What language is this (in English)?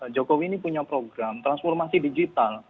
Indonesian